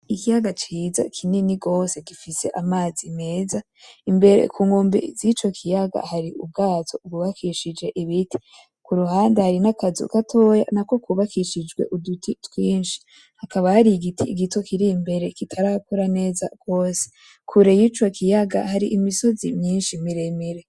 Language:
Rundi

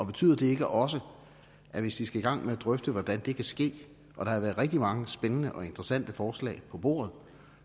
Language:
Danish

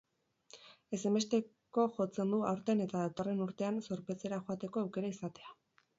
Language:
Basque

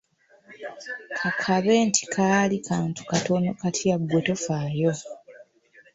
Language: Ganda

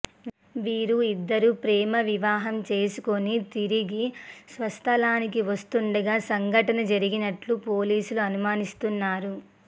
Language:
Telugu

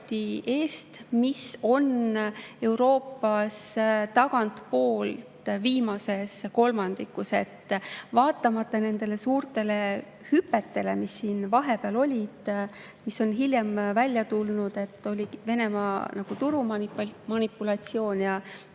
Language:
Estonian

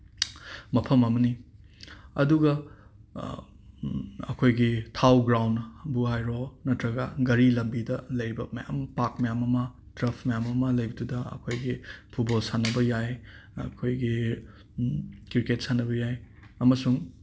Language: Manipuri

